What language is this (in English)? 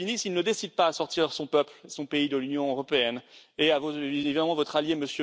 French